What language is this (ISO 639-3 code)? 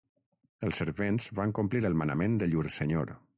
cat